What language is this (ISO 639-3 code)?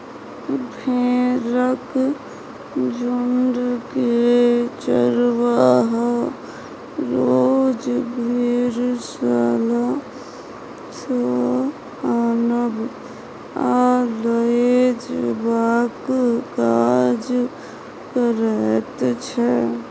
mai